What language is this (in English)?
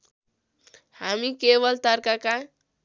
Nepali